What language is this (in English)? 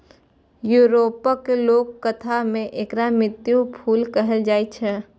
Maithili